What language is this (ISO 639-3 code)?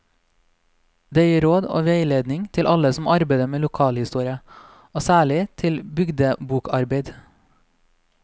nor